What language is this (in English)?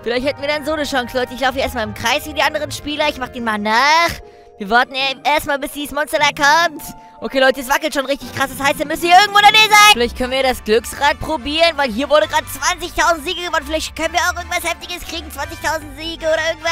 German